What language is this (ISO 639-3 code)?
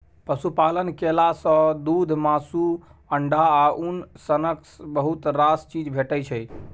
mai